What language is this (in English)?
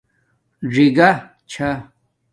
Domaaki